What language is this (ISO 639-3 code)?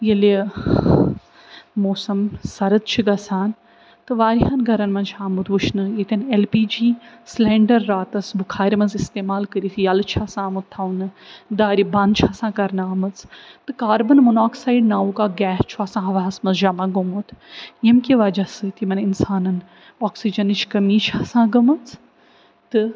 kas